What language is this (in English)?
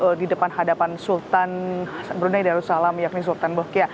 Indonesian